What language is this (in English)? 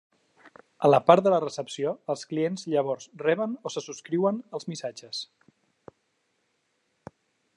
Catalan